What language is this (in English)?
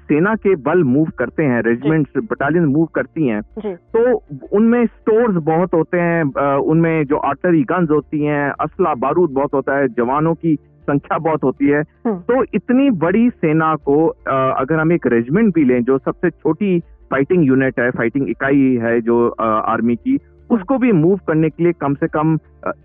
Hindi